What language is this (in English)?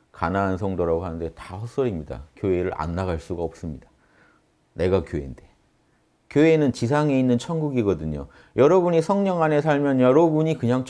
Korean